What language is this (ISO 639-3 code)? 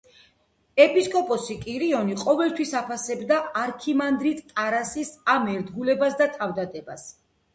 kat